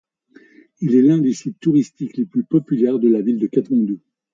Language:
French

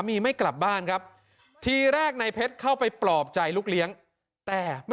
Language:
Thai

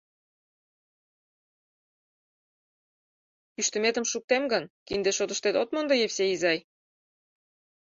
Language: Mari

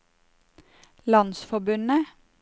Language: Norwegian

